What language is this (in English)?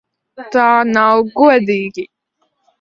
Latvian